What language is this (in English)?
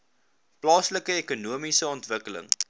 Afrikaans